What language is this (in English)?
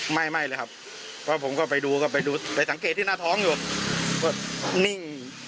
Thai